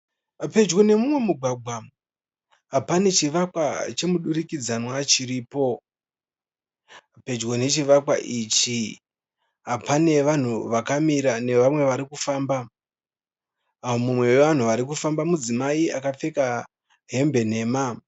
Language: Shona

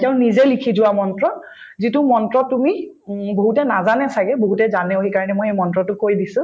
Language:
Assamese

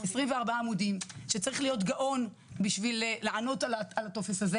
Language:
Hebrew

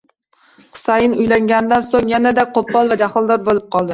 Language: Uzbek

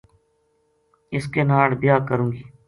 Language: Gujari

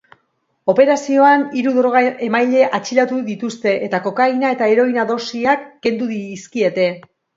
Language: Basque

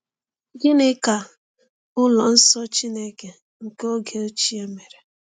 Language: Igbo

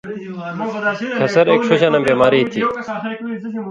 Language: Indus Kohistani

